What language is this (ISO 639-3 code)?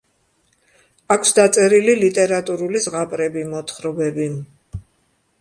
kat